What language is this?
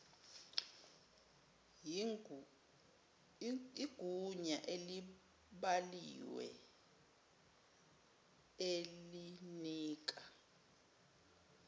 Zulu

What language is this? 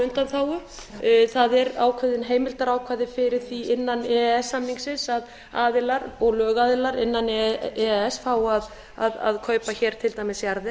Icelandic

